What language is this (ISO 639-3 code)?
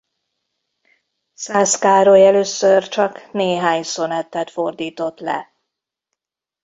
hun